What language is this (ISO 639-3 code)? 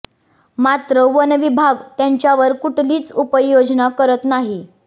mar